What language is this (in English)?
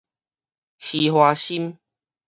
Min Nan Chinese